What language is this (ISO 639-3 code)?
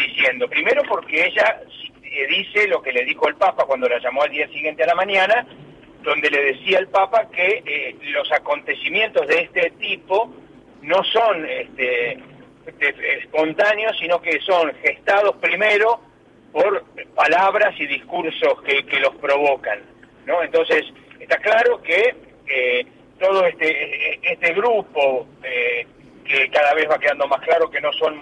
spa